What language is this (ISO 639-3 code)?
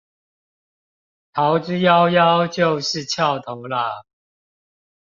zho